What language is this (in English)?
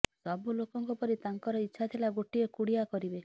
Odia